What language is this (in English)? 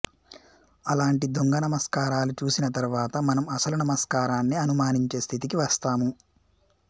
Telugu